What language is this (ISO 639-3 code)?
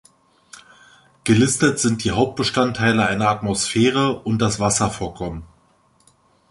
deu